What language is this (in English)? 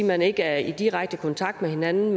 Danish